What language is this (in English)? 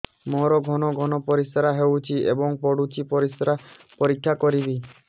Odia